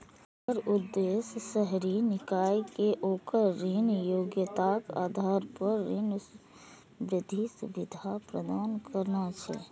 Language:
Maithili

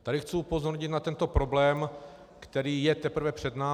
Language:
Czech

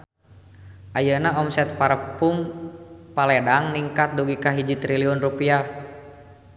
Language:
Sundanese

